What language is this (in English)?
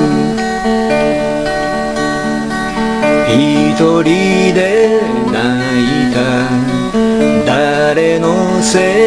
Japanese